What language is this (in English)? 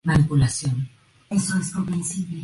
Spanish